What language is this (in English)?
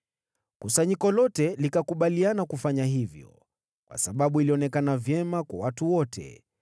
Swahili